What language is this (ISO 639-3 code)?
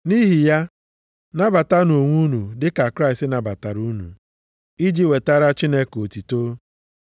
ibo